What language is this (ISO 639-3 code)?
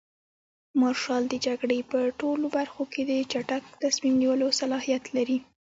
pus